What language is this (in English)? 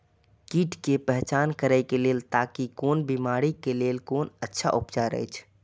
Maithili